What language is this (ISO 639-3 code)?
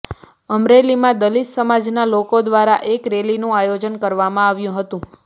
guj